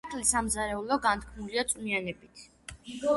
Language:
Georgian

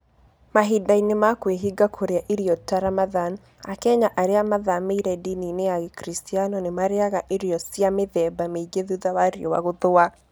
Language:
Kikuyu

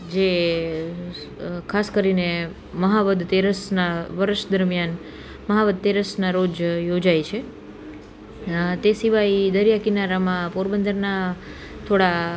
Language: Gujarati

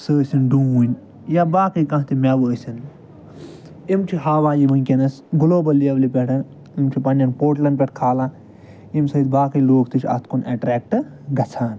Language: Kashmiri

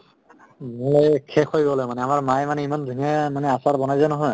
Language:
Assamese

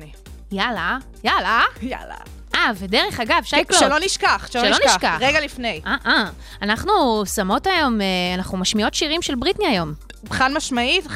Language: Hebrew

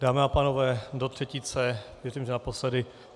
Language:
Czech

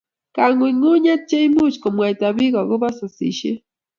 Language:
Kalenjin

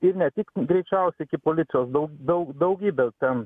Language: Lithuanian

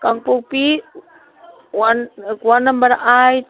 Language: Manipuri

